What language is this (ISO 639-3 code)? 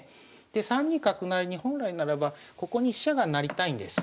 jpn